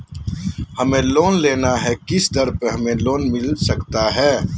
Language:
Magahi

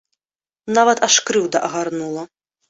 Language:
Belarusian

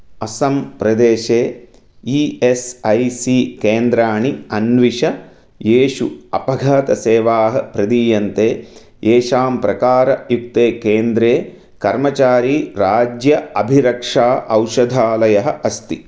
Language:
Sanskrit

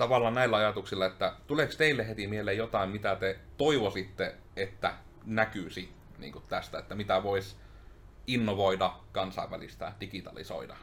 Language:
Finnish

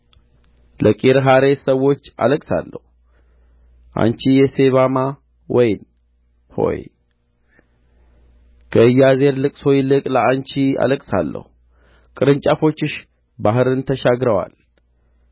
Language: Amharic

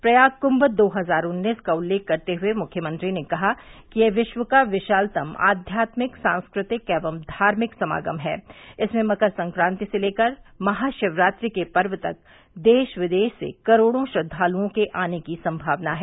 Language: Hindi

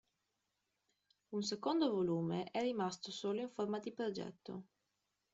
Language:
Italian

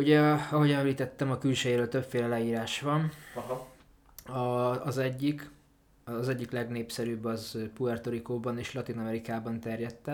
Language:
Hungarian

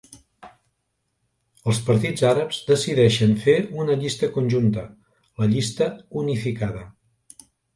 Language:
Catalan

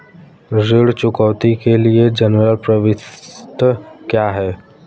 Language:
Hindi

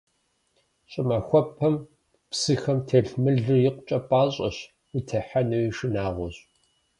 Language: Kabardian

